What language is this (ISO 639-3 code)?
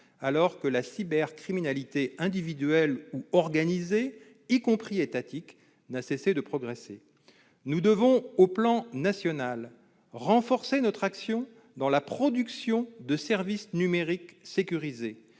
fra